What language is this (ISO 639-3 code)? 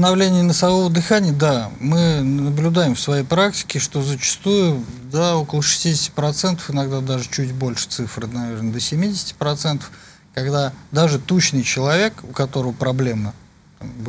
rus